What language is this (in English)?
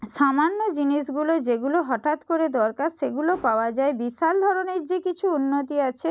Bangla